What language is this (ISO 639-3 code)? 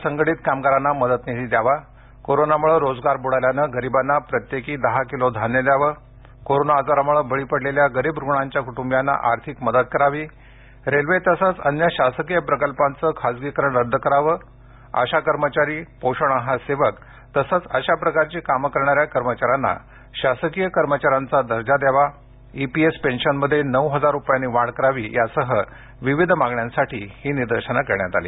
mar